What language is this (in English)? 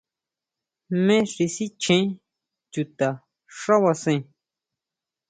Huautla Mazatec